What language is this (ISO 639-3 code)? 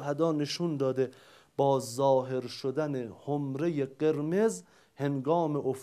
fas